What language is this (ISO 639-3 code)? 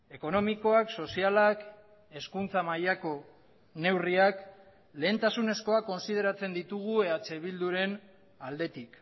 eus